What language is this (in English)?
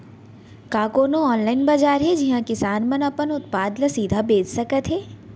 Chhattisgarhi